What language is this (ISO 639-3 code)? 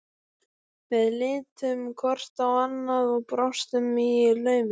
isl